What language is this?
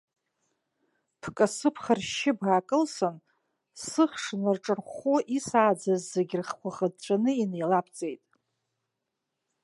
Abkhazian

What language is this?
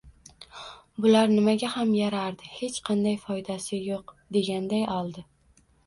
Uzbek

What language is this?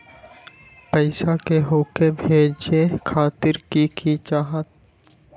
Magahi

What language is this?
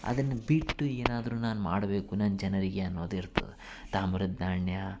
Kannada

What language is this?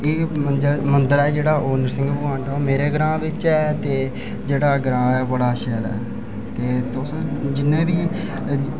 Dogri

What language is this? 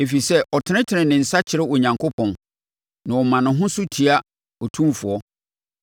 Akan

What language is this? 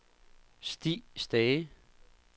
Danish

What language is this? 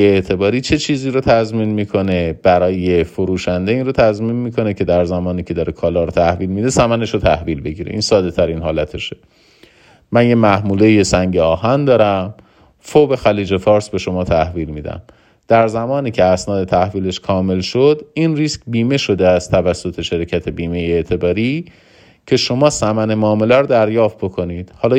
Persian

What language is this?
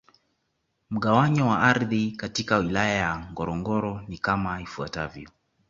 Swahili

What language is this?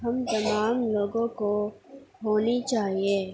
Urdu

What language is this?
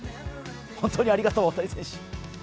Japanese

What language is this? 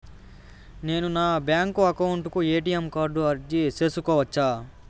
Telugu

